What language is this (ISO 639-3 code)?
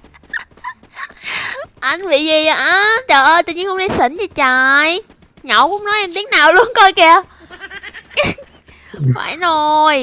vie